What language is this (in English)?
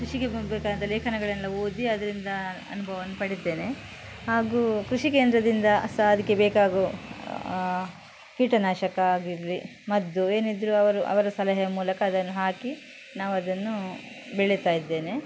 Kannada